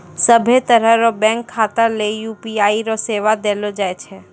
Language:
Maithili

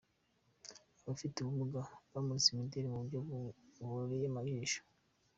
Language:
Kinyarwanda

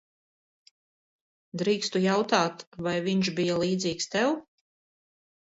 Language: Latvian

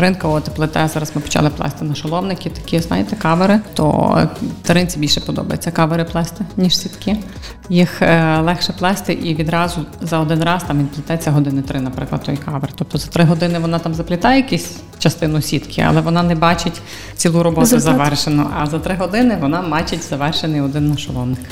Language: Ukrainian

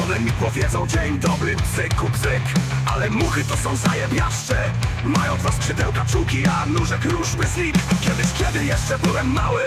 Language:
Polish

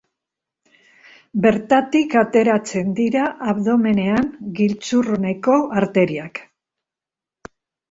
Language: Basque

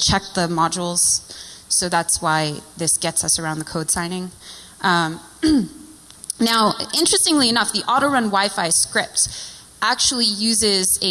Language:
English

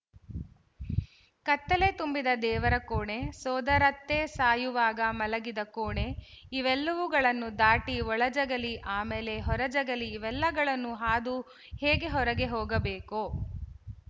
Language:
Kannada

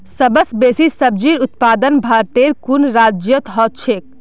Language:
Magahi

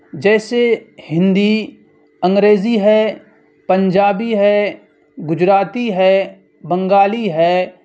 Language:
Urdu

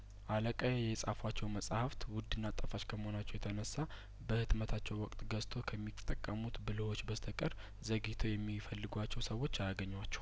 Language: Amharic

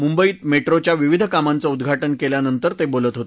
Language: Marathi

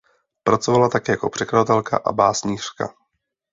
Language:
Czech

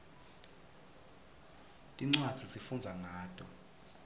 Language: Swati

